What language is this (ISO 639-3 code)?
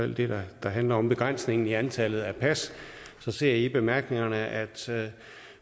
dan